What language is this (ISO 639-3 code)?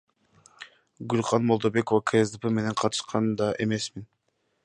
kir